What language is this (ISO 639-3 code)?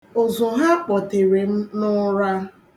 ibo